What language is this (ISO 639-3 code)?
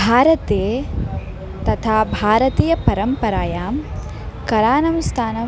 san